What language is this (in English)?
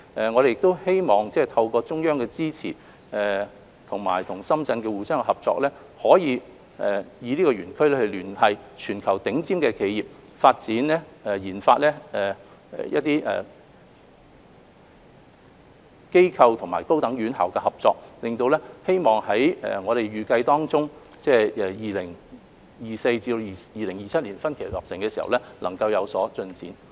Cantonese